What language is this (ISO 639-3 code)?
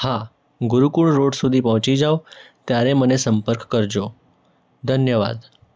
guj